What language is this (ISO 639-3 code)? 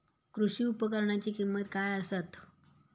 mar